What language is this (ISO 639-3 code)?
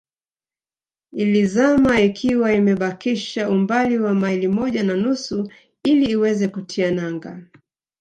swa